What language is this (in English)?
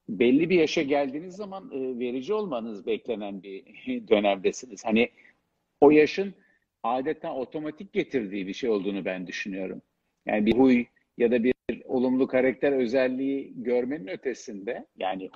Turkish